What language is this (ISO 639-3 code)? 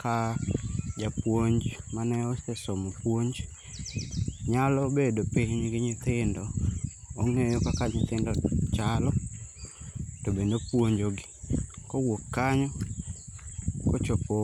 luo